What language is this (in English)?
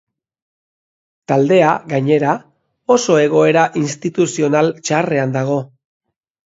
Basque